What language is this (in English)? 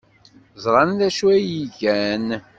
Kabyle